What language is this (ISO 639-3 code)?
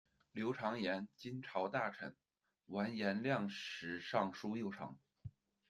zho